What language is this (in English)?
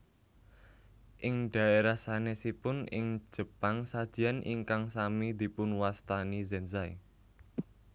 Javanese